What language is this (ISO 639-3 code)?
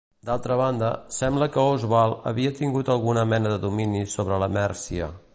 cat